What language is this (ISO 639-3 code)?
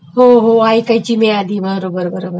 mar